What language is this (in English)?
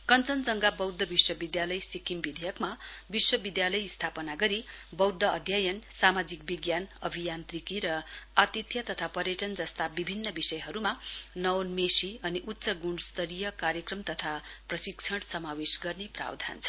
Nepali